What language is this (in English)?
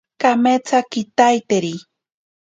Ashéninka Perené